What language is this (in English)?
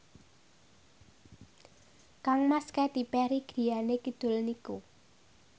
Javanese